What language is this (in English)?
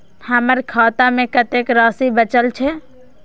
Maithili